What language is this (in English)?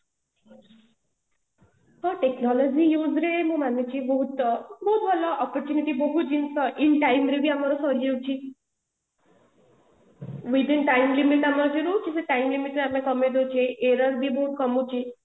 Odia